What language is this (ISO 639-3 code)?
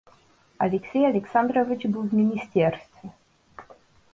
rus